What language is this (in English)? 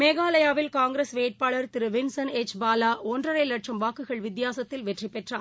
Tamil